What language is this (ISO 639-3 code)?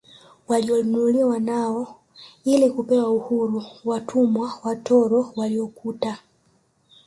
swa